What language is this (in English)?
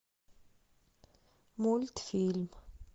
Russian